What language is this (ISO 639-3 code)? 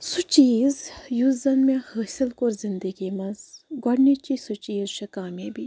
kas